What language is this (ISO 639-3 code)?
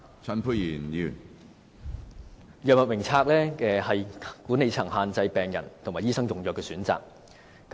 yue